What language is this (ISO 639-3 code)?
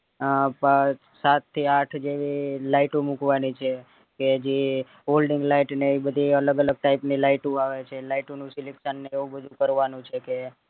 guj